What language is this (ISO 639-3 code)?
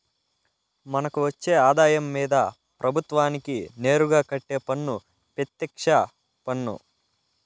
tel